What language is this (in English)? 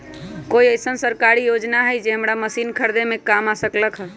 Magahi